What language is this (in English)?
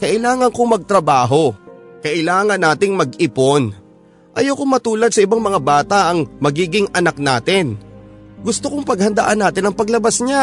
Filipino